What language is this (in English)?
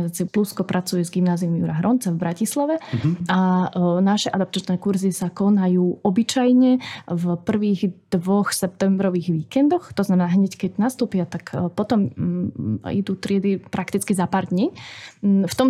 Slovak